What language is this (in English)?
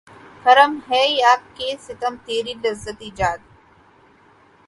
Urdu